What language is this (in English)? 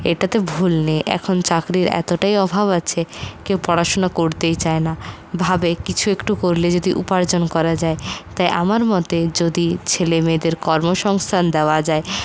Bangla